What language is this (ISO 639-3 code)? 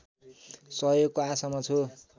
nep